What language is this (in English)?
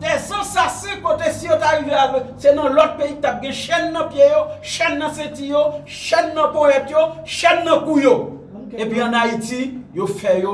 French